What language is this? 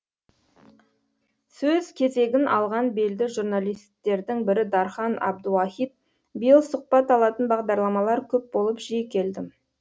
Kazakh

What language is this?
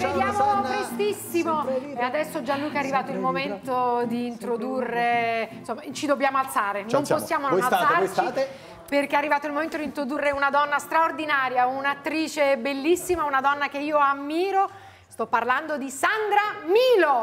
Italian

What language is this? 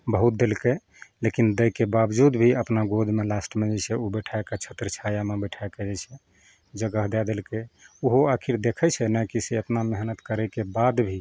Maithili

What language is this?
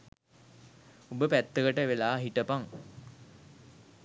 Sinhala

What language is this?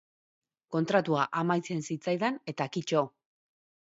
Basque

